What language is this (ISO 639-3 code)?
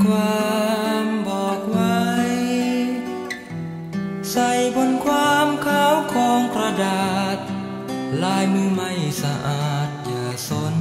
tha